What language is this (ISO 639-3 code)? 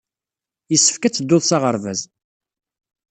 kab